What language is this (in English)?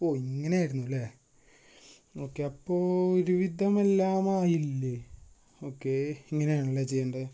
Malayalam